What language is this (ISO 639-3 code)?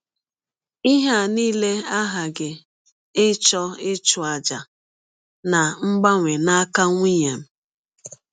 ibo